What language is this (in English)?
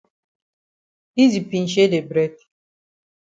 Cameroon Pidgin